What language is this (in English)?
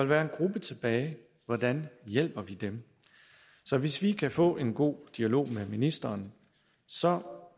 Danish